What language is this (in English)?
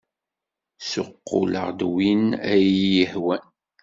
Kabyle